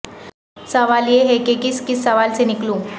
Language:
Urdu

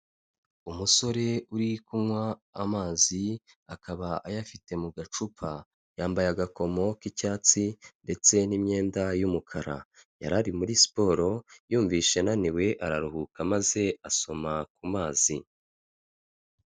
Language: Kinyarwanda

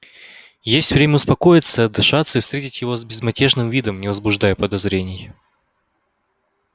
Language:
Russian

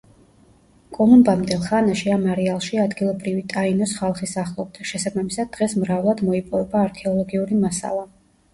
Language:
Georgian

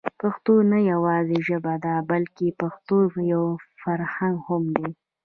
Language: Pashto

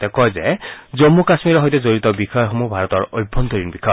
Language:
Assamese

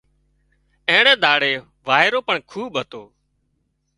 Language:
Wadiyara Koli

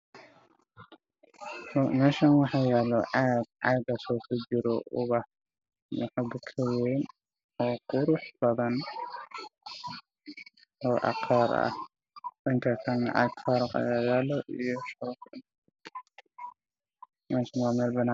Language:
Somali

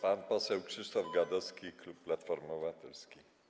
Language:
Polish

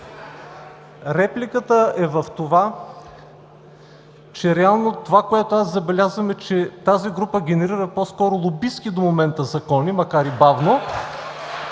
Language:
Bulgarian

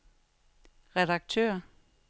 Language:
Danish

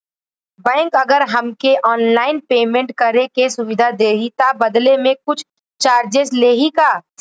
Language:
Bhojpuri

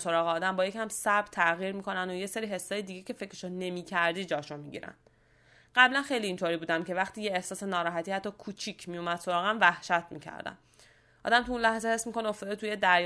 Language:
Persian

